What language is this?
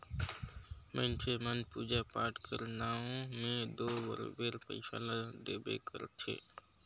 Chhattisgarhi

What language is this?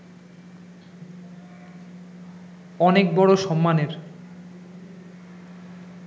Bangla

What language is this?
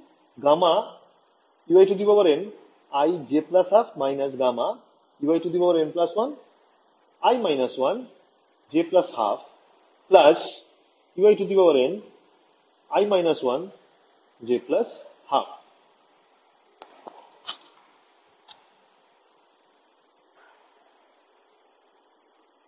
Bangla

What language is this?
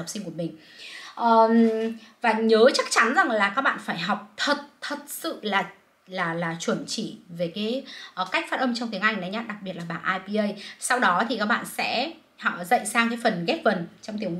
Vietnamese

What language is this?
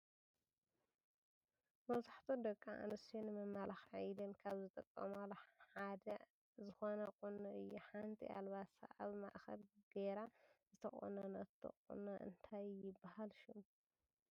Tigrinya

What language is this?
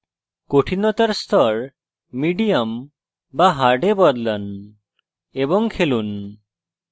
Bangla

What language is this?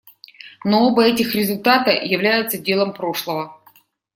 Russian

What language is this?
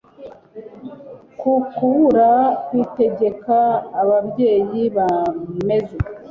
Kinyarwanda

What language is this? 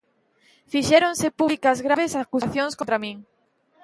Galician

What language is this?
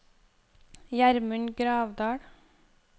Norwegian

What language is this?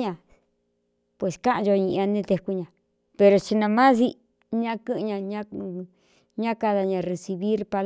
Cuyamecalco Mixtec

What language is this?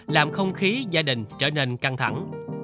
Vietnamese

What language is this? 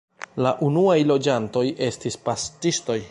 Esperanto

